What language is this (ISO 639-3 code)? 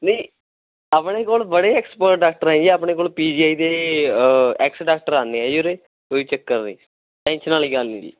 pan